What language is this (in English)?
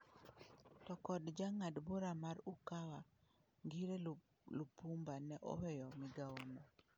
Luo (Kenya and Tanzania)